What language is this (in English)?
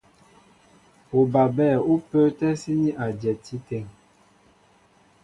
Mbo (Cameroon)